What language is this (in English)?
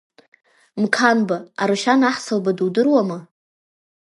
Abkhazian